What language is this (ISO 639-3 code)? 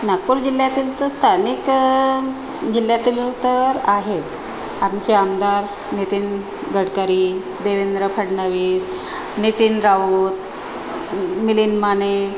mar